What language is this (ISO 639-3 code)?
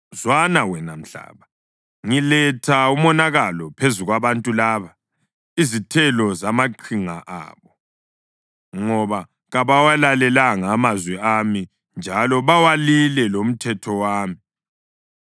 nde